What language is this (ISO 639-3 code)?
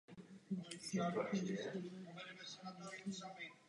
ces